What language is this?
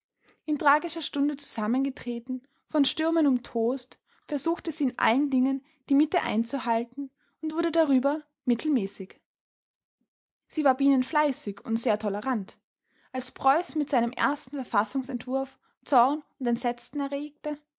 German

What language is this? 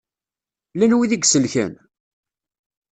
Kabyle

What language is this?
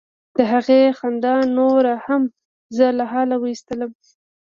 Pashto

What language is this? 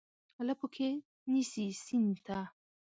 Pashto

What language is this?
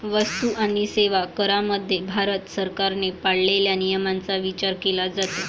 Marathi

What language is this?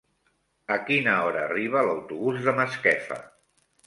Catalan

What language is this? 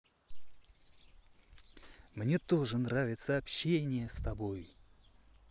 Russian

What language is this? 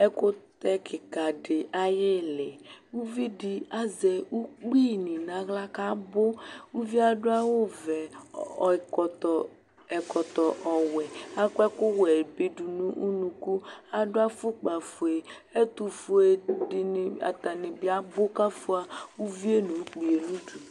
Ikposo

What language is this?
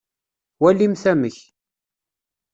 Kabyle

